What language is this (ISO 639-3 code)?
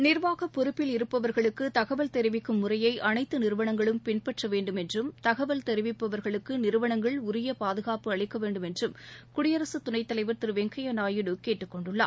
tam